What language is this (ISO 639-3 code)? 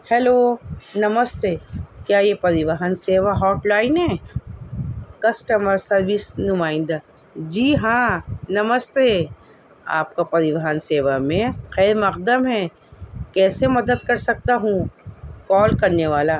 urd